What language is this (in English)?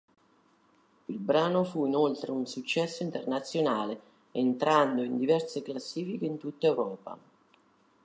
Italian